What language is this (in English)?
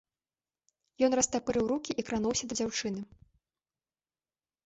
Belarusian